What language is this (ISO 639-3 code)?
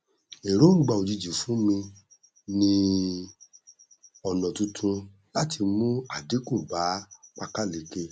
yor